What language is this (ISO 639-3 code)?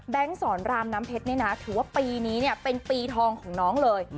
tha